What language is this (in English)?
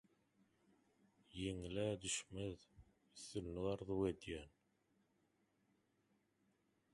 Turkmen